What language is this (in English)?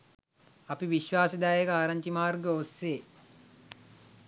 Sinhala